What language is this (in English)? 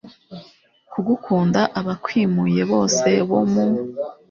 Kinyarwanda